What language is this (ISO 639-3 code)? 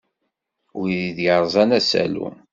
kab